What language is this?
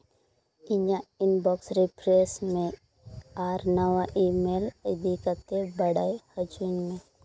Santali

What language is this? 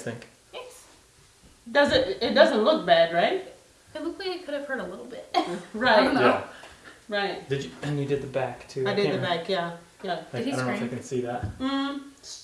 English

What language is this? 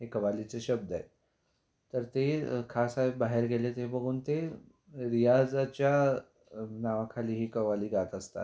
Marathi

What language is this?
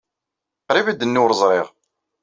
Kabyle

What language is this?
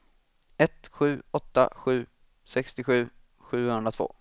Swedish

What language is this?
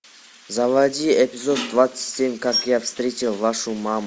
Russian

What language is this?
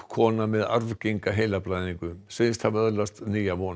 Icelandic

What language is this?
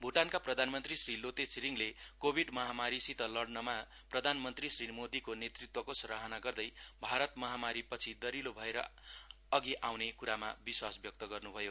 Nepali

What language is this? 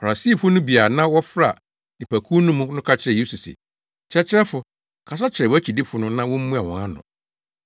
Akan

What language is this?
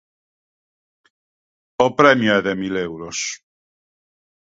Galician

